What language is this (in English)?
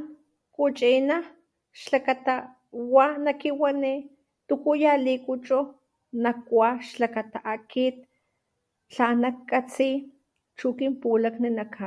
Papantla Totonac